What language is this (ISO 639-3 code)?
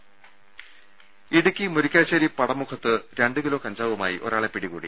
mal